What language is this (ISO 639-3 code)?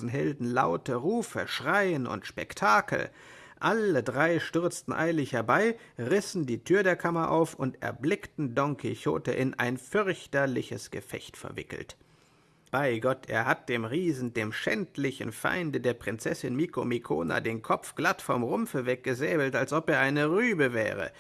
deu